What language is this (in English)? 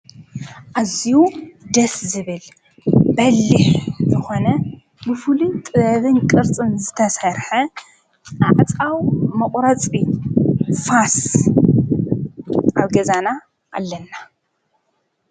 Tigrinya